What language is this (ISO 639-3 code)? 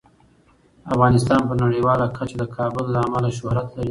pus